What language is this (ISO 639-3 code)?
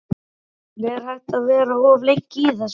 isl